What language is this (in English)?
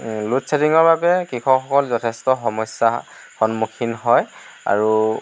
Assamese